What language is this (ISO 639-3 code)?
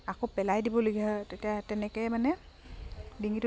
asm